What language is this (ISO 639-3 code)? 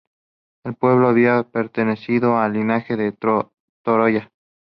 spa